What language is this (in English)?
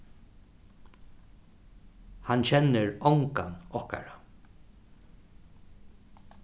Faroese